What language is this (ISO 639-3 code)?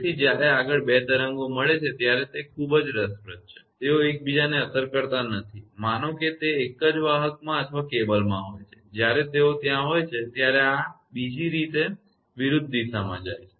guj